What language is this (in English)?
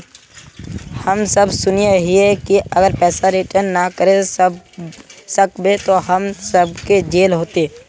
Magahi